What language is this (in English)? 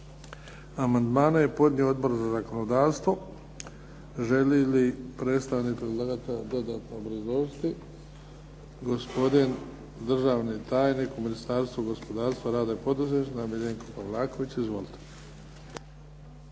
Croatian